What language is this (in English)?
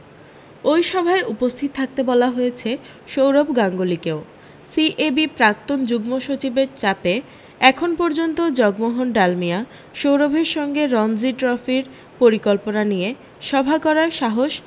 Bangla